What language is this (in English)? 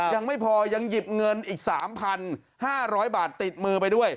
Thai